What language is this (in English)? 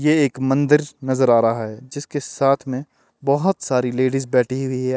Hindi